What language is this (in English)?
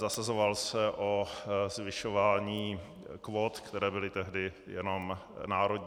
Czech